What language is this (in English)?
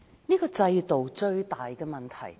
Cantonese